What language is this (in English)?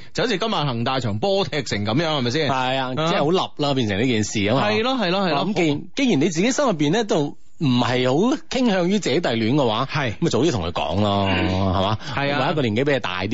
Chinese